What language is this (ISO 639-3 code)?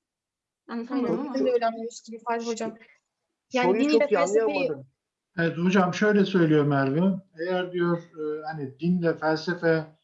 tur